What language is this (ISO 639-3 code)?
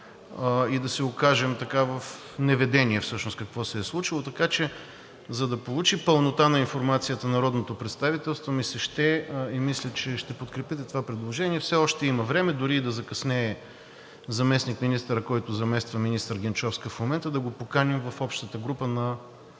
bul